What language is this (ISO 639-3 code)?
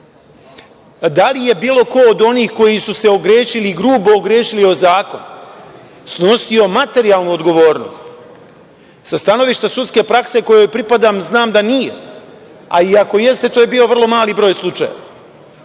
srp